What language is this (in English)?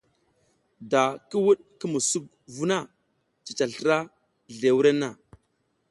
South Giziga